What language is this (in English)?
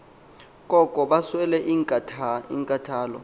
Xhosa